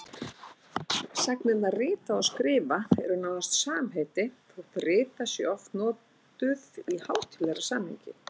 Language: Icelandic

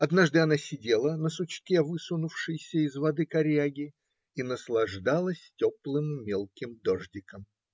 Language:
Russian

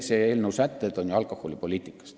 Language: Estonian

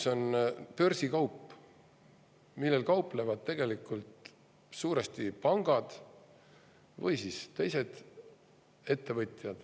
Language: Estonian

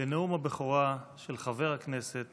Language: Hebrew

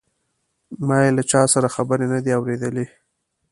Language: Pashto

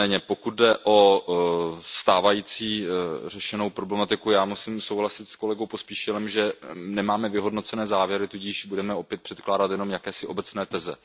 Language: Czech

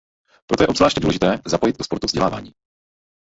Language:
Czech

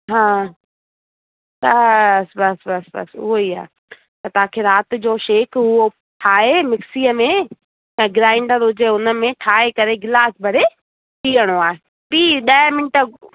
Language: Sindhi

